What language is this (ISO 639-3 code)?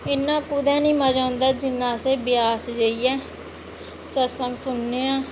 doi